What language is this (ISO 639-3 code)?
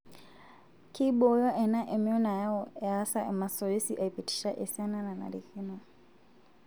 mas